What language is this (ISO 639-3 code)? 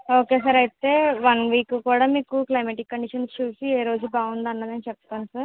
tel